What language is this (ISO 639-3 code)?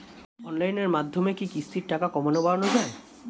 ben